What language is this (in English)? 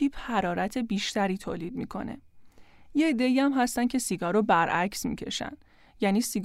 Persian